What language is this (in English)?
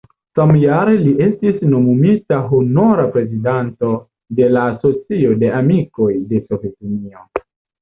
Esperanto